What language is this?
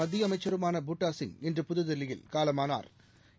Tamil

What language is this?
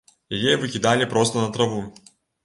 Belarusian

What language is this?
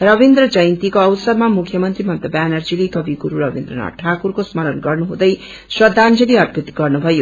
Nepali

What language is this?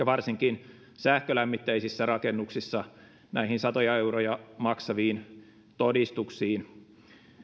Finnish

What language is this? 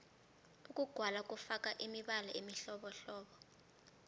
South Ndebele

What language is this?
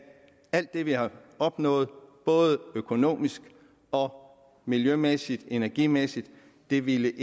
Danish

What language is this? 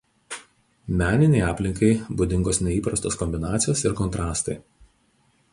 Lithuanian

